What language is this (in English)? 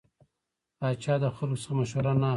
Pashto